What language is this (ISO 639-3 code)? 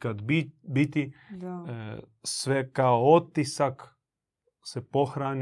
hrv